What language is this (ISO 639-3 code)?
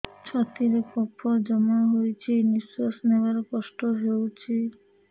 ori